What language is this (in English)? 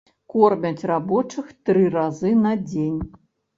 Belarusian